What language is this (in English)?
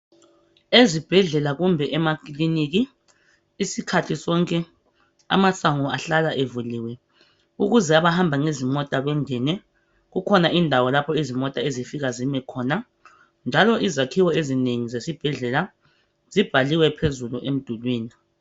North Ndebele